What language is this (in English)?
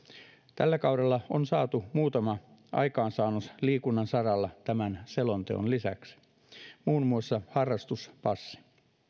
Finnish